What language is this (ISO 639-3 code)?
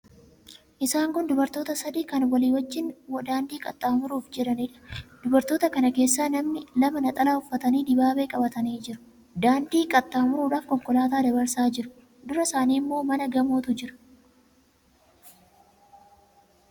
orm